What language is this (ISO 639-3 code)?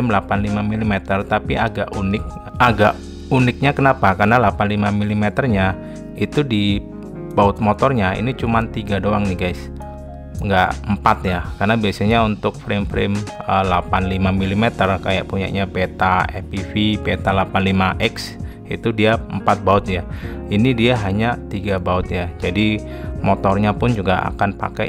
ind